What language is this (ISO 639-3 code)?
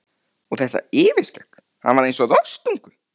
isl